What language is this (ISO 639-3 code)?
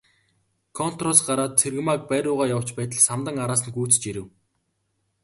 mon